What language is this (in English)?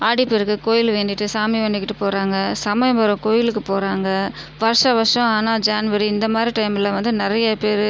Tamil